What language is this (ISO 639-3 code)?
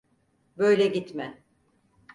tur